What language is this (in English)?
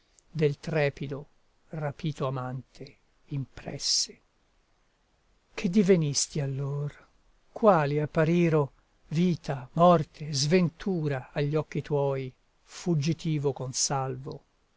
Italian